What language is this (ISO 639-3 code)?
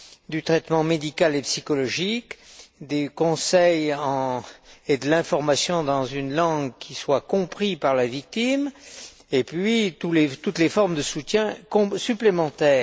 fra